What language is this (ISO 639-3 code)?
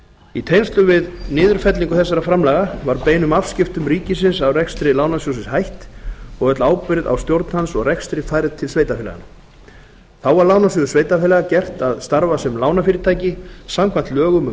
isl